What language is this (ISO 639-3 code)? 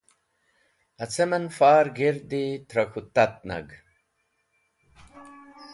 wbl